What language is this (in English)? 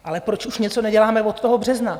Czech